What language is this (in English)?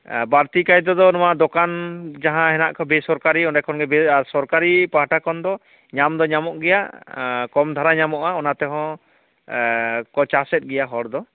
Santali